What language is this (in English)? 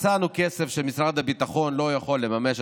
Hebrew